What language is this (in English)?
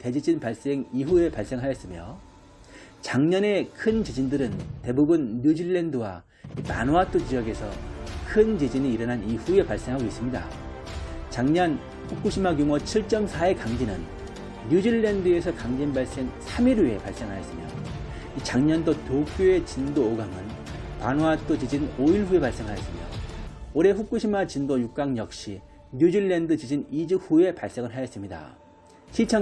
Korean